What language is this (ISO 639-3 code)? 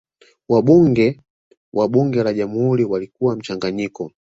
swa